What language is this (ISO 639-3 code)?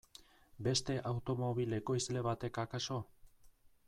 eus